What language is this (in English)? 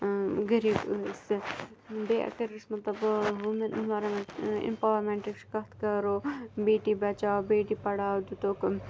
Kashmiri